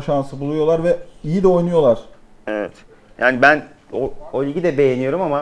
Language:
Turkish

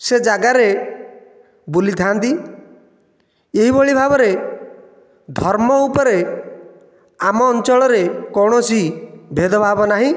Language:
Odia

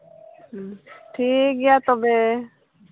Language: Santali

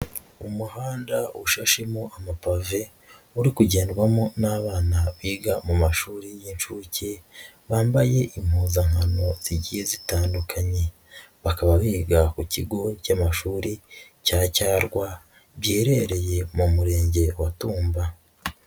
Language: Kinyarwanda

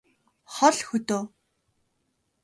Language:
Mongolian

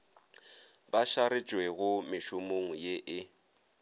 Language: Northern Sotho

